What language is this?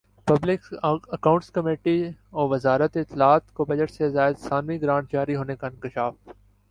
Urdu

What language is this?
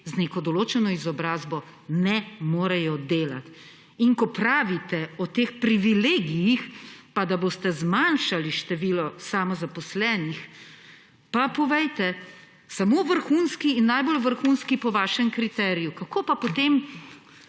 Slovenian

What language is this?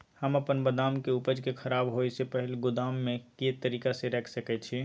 Maithili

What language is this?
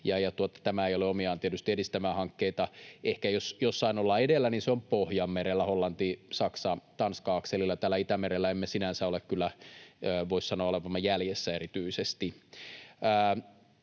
Finnish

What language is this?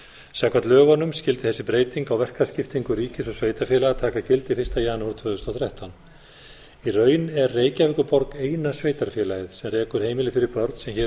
Icelandic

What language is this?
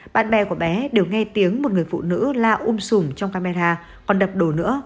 Vietnamese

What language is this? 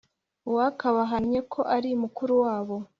Kinyarwanda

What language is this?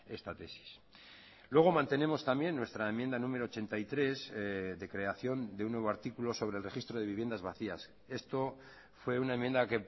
Spanish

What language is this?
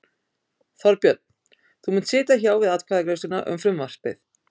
Icelandic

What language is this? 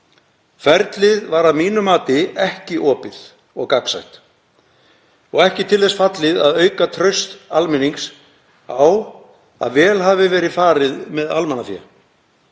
Icelandic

